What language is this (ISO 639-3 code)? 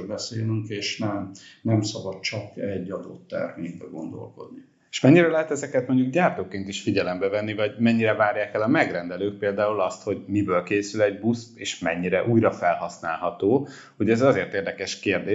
hun